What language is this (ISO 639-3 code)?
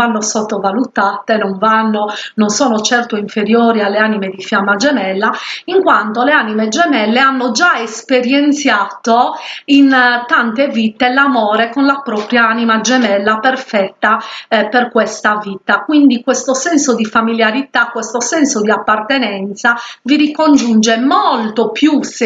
ita